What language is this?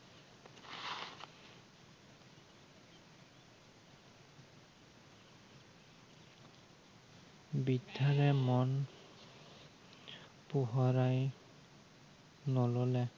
Assamese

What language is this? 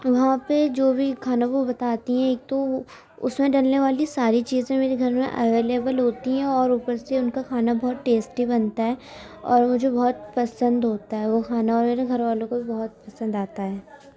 Urdu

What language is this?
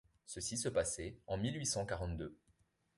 French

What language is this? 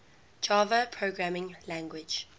English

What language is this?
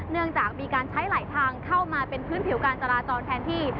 Thai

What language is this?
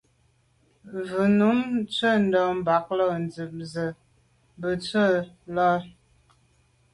Medumba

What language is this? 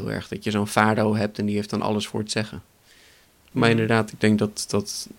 Dutch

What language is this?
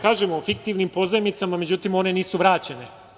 Serbian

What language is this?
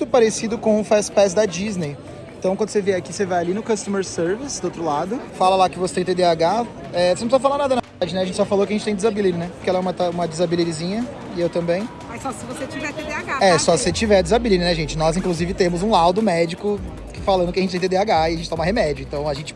Portuguese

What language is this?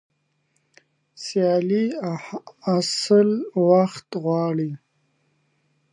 Pashto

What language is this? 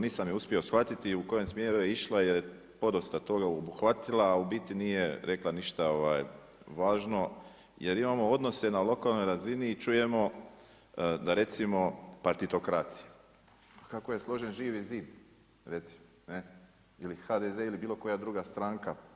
Croatian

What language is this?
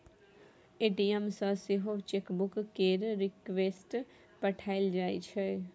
Maithili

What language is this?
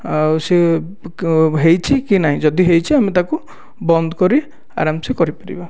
Odia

